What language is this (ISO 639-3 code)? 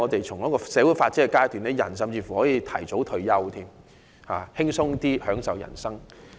yue